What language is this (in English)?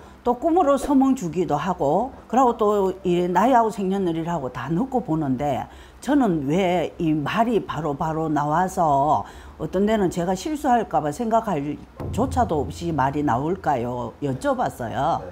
Korean